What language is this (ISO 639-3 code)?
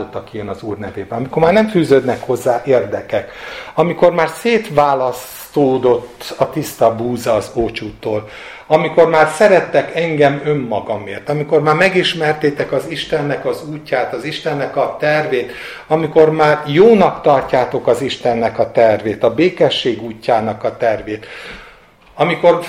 hun